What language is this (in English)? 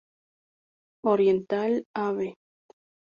Spanish